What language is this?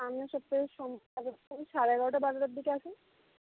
Bangla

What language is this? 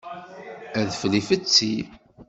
Kabyle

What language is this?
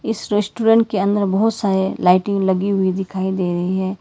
Hindi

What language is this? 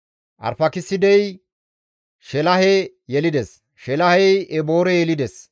Gamo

